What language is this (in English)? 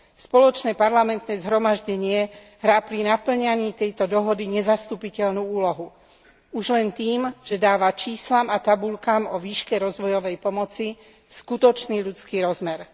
Slovak